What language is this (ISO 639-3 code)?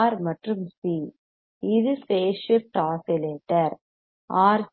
tam